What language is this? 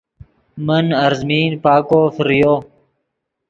Yidgha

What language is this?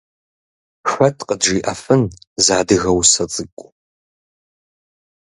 Kabardian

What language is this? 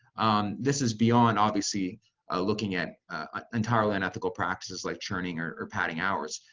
English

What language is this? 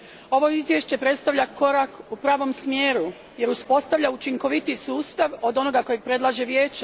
Croatian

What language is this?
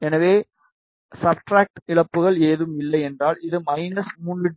Tamil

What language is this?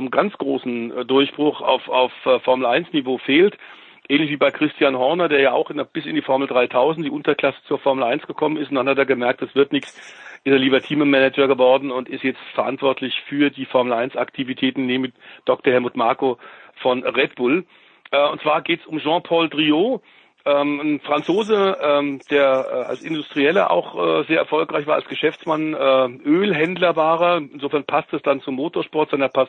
German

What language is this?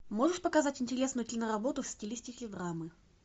Russian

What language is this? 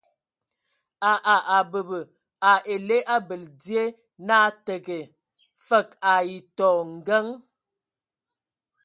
Ewondo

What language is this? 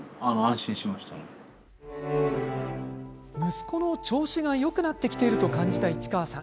Japanese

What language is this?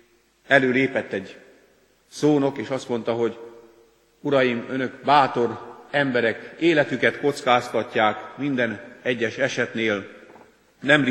Hungarian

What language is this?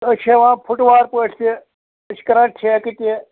Kashmiri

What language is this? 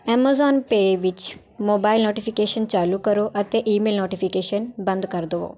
Punjabi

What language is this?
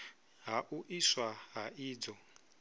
Venda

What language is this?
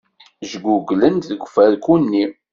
Kabyle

